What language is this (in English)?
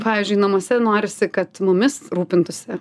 Lithuanian